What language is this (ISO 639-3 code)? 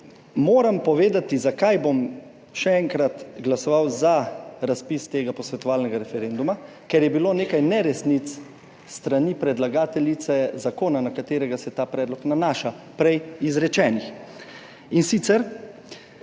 slv